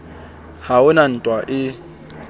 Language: Southern Sotho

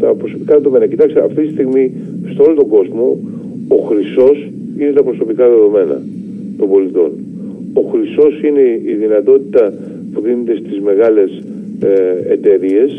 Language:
Greek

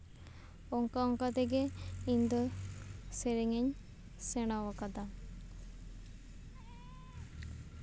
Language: Santali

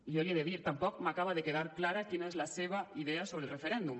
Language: Catalan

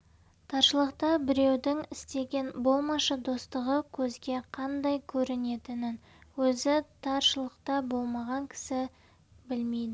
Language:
Kazakh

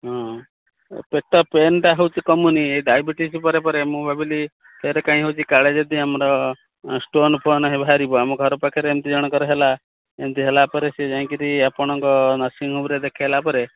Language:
Odia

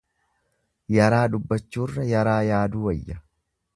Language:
Oromo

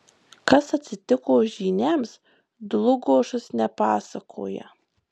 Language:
Lithuanian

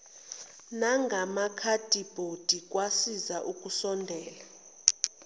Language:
Zulu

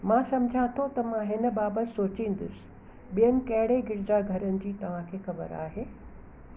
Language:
Sindhi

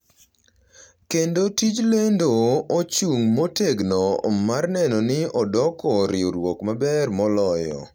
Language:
Luo (Kenya and Tanzania)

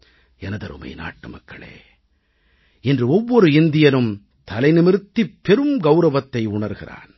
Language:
Tamil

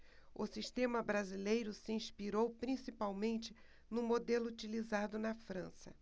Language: Portuguese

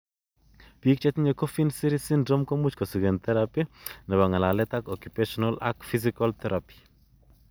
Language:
Kalenjin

